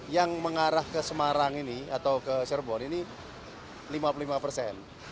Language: Indonesian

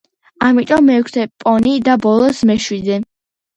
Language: Georgian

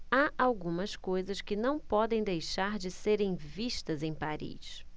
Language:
Portuguese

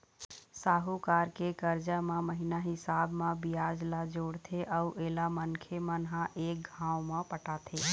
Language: Chhattisgarhi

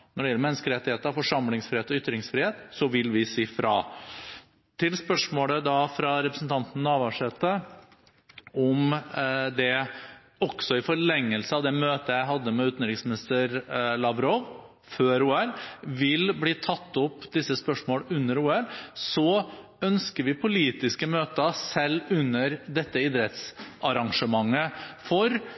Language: Norwegian Bokmål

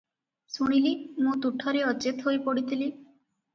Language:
Odia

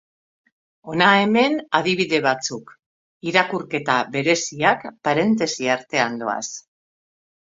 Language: Basque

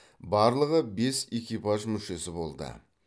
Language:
Kazakh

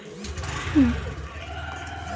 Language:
Magahi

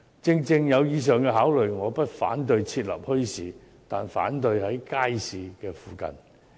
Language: Cantonese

